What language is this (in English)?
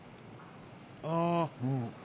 Japanese